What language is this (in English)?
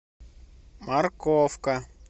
Russian